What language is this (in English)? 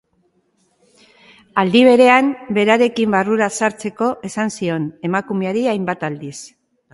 Basque